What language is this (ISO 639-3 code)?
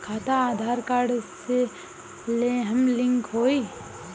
bho